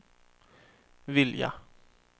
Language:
Swedish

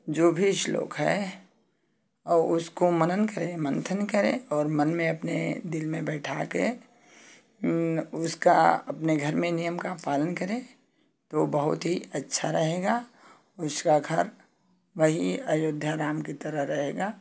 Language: Hindi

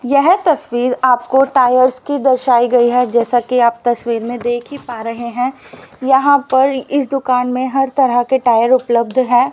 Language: Hindi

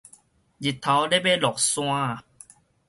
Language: Min Nan Chinese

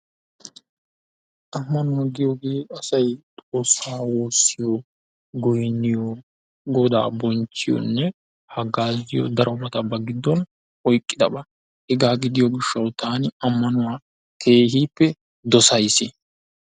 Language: Wolaytta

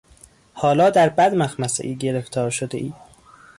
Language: Persian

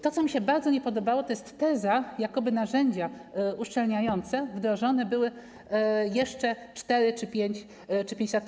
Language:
Polish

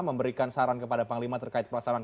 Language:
Indonesian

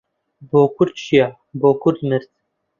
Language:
Central Kurdish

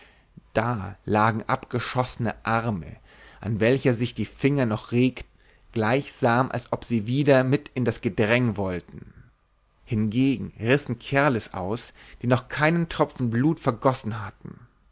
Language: German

